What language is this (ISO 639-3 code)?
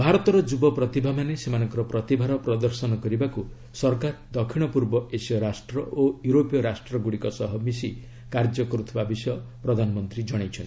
ori